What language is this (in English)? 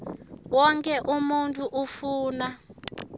Swati